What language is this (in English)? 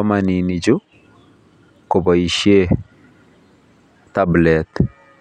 Kalenjin